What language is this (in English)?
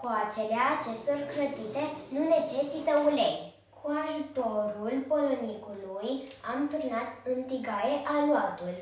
Romanian